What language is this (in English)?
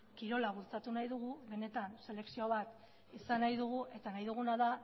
Basque